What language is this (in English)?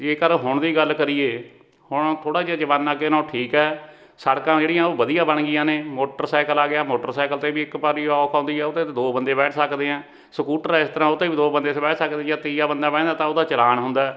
Punjabi